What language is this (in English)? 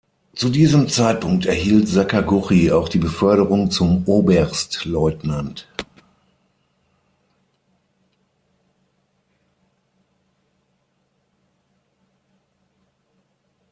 German